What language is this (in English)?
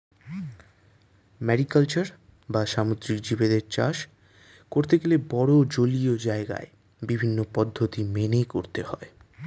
Bangla